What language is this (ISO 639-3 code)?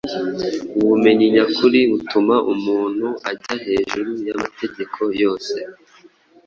kin